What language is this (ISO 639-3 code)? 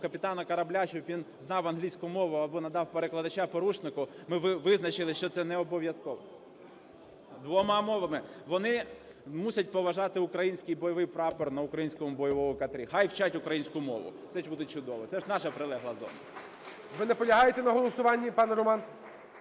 ukr